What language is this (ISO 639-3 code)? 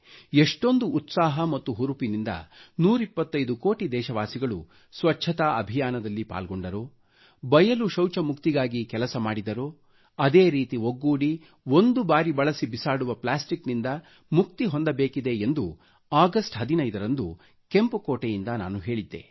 kan